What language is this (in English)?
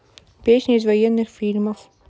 Russian